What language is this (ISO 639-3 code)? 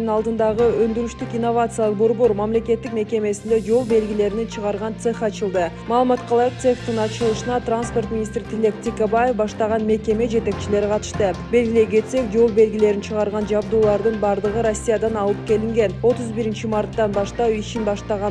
tur